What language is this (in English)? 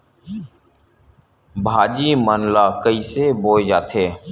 Chhattisgarhi